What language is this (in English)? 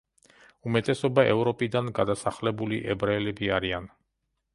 Georgian